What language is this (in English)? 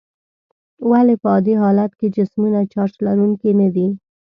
Pashto